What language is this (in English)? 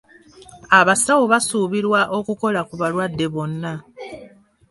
Ganda